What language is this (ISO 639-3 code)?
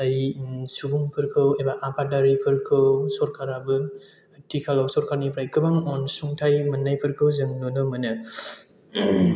brx